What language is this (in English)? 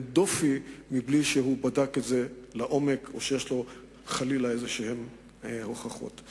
Hebrew